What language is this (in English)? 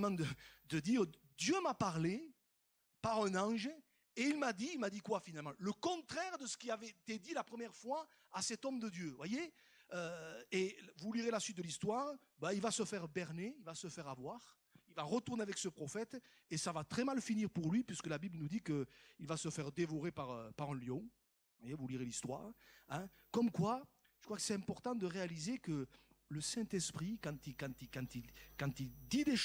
French